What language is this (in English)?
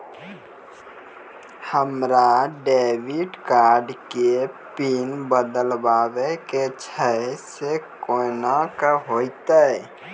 Maithili